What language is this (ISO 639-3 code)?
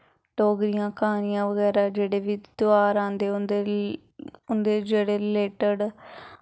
doi